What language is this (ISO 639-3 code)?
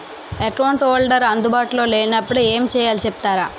tel